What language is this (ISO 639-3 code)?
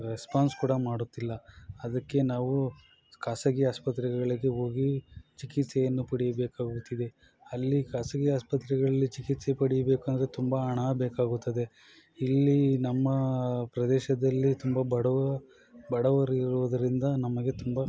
kan